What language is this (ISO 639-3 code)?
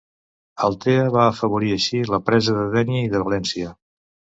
cat